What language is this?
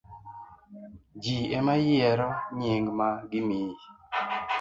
Luo (Kenya and Tanzania)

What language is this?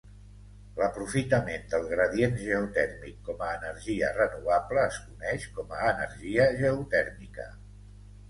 Catalan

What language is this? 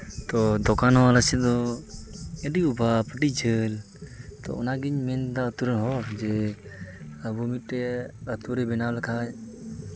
Santali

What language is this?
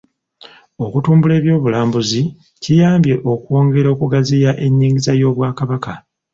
Ganda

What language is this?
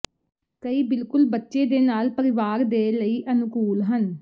Punjabi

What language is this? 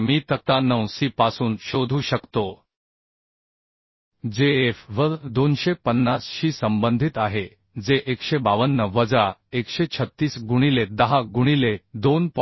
Marathi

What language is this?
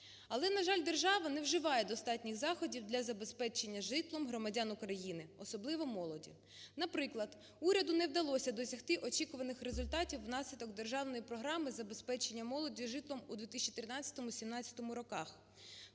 Ukrainian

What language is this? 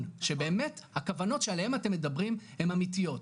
Hebrew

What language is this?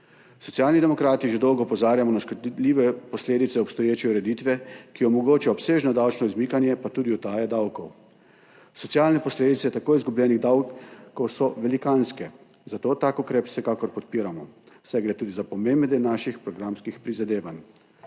Slovenian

